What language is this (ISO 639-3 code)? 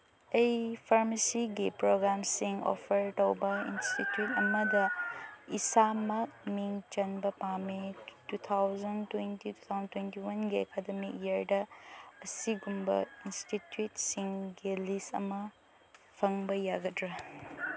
mni